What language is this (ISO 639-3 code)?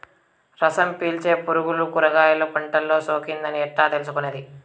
tel